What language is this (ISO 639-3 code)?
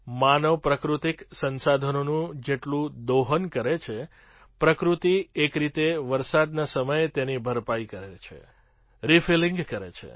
guj